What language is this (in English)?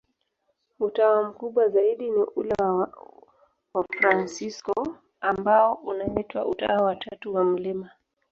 Swahili